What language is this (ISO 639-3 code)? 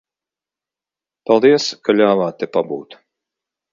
lav